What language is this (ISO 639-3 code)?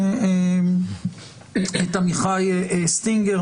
heb